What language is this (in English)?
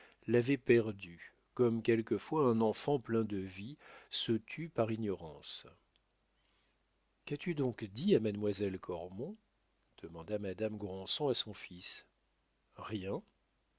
French